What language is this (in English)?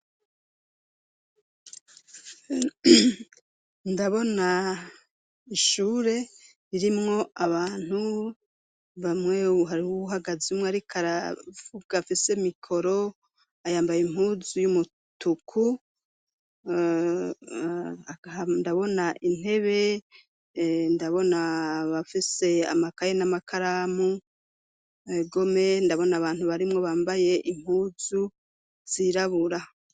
Rundi